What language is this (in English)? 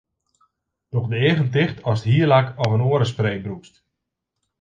Western Frisian